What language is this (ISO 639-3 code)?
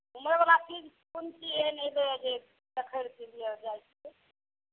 mai